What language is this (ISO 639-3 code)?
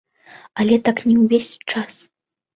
bel